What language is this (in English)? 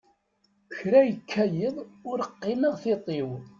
Kabyle